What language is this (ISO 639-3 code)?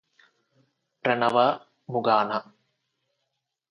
tel